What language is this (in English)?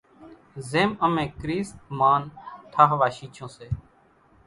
Kachi Koli